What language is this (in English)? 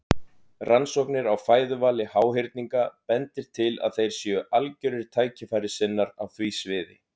Icelandic